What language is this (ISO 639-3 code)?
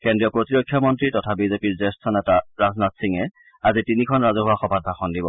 asm